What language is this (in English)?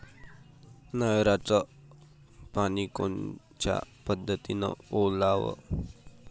Marathi